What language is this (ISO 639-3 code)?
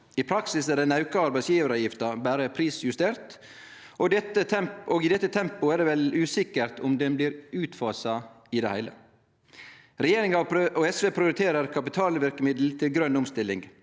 nor